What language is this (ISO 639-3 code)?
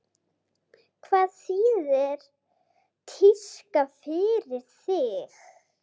isl